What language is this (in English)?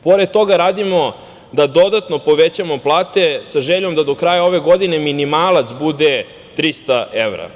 Serbian